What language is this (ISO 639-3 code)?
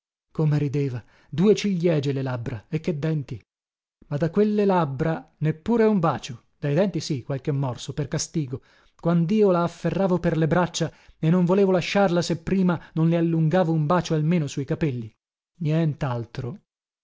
ita